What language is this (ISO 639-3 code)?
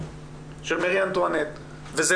heb